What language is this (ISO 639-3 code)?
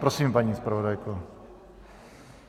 ces